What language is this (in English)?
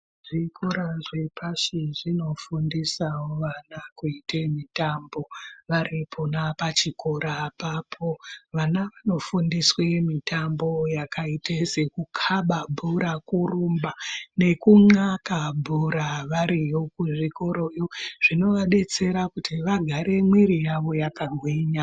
Ndau